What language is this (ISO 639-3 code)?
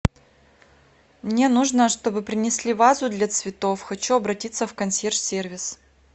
rus